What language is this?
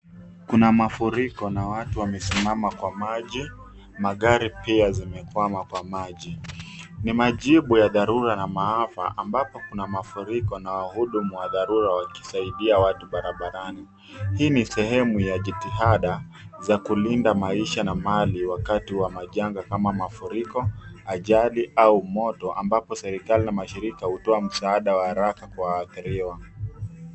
Swahili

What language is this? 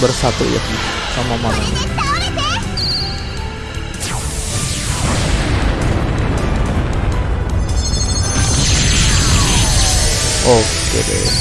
Indonesian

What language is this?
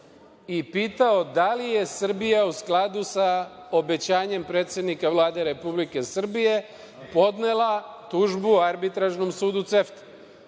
Serbian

